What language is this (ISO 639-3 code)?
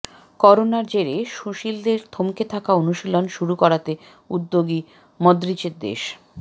ben